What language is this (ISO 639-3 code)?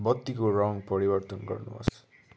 nep